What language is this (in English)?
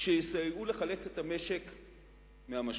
Hebrew